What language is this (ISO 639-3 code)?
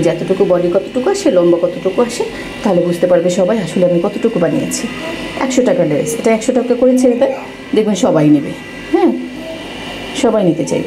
ron